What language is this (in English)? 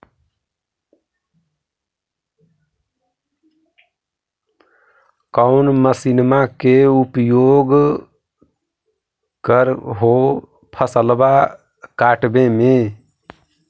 Magahi